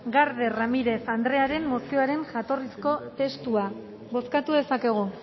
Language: Basque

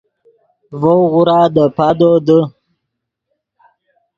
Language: Yidgha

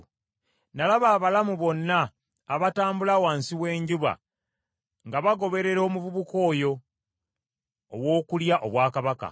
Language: Ganda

